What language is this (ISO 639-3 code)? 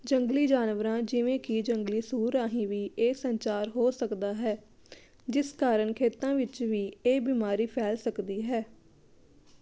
pan